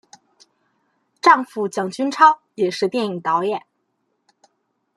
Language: Chinese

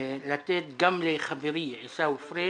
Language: Hebrew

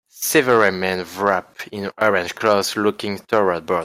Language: English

